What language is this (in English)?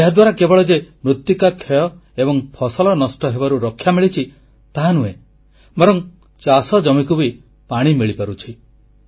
Odia